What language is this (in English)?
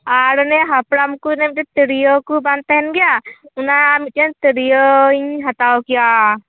Santali